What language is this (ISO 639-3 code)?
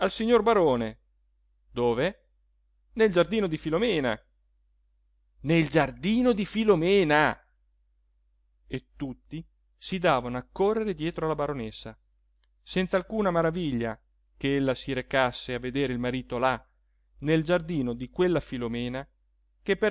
ita